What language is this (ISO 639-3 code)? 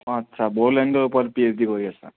asm